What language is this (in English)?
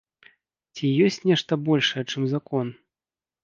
Belarusian